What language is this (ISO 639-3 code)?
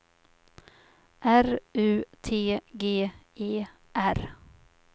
swe